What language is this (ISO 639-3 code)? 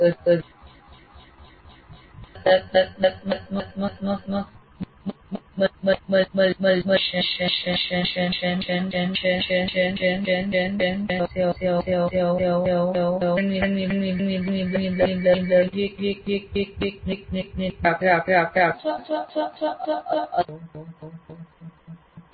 guj